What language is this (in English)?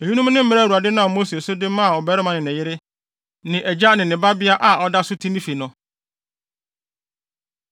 Akan